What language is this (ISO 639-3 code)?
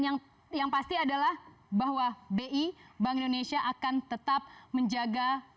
ind